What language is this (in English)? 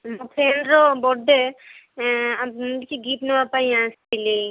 Odia